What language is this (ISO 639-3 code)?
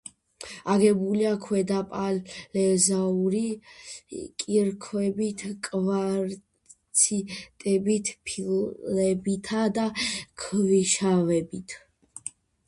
kat